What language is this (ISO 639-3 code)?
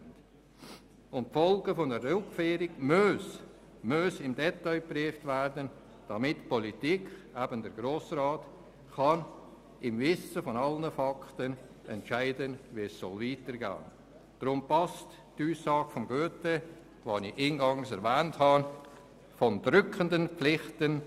gsw